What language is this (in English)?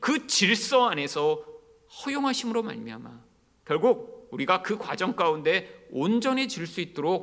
Korean